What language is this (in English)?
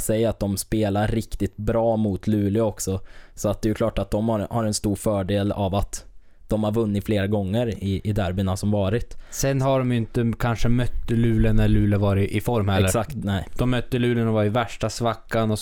Swedish